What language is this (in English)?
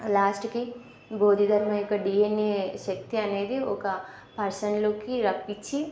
Telugu